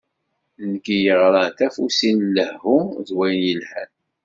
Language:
Kabyle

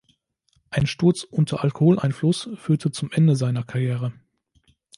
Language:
German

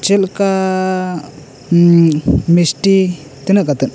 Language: Santali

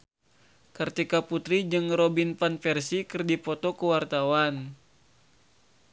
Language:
Sundanese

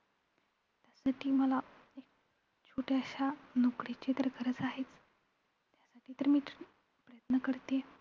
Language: Marathi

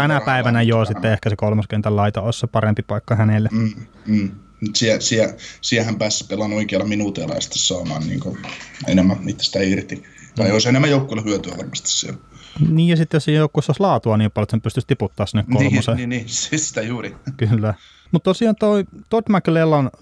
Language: Finnish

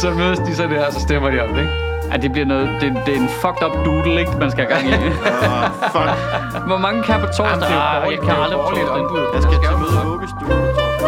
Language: Danish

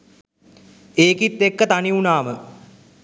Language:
Sinhala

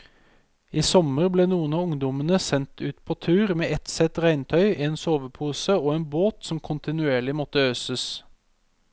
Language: Norwegian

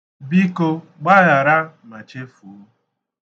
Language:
Igbo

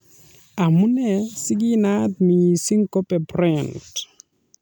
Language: Kalenjin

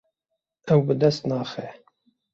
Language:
Kurdish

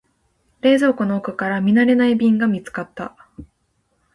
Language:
Japanese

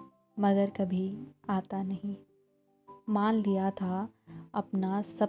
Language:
Hindi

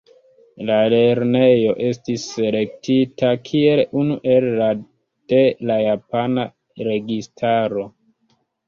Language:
Esperanto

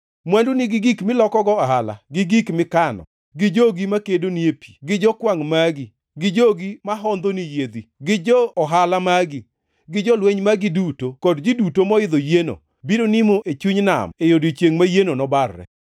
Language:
Luo (Kenya and Tanzania)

